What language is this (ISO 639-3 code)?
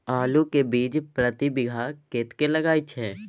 mai